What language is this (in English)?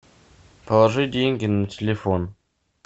Russian